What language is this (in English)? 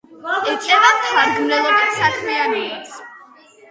Georgian